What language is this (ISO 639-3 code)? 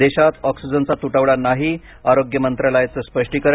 mar